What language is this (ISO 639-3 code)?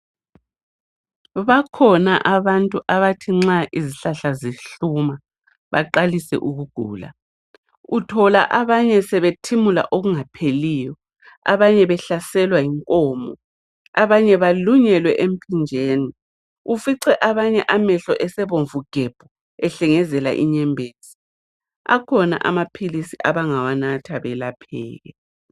nde